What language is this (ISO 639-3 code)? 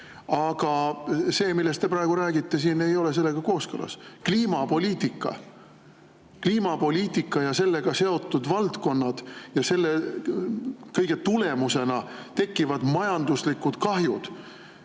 est